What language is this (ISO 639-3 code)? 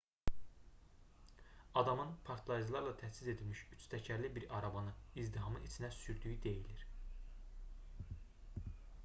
aze